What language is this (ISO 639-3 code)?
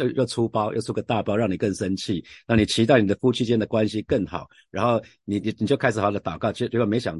zho